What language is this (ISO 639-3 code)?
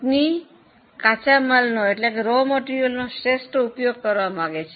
guj